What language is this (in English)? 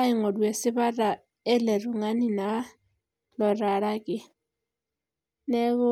Masai